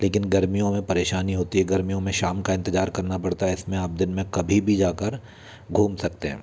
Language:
Hindi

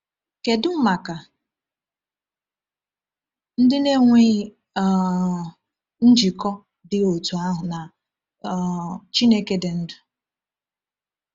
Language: Igbo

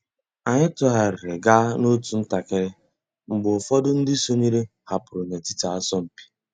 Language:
Igbo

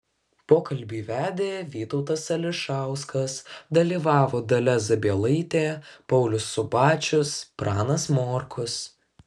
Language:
Lithuanian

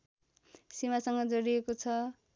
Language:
Nepali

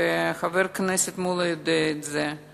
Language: Hebrew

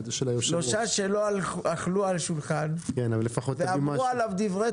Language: Hebrew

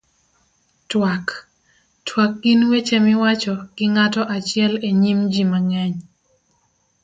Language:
Luo (Kenya and Tanzania)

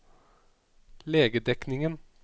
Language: Norwegian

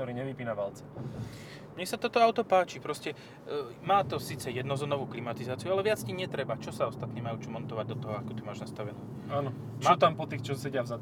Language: Slovak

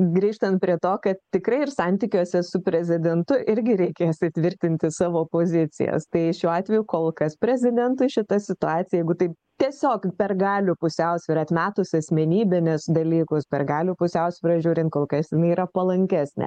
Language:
Lithuanian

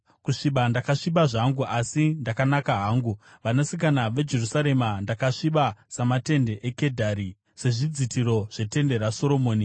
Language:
Shona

